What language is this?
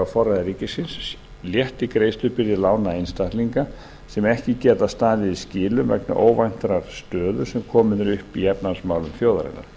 Icelandic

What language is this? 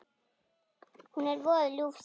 Icelandic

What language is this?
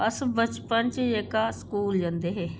Dogri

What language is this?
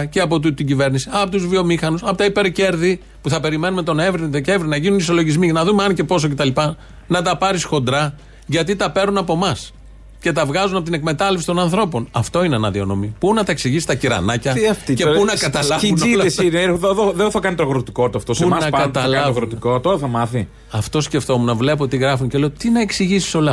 Greek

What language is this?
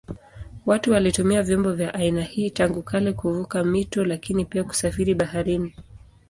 Swahili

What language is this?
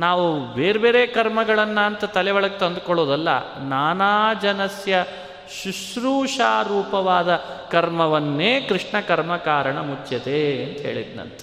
Kannada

